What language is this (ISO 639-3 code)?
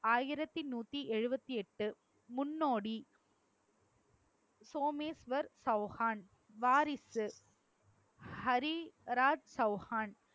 tam